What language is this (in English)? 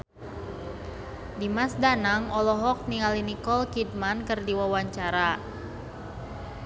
Sundanese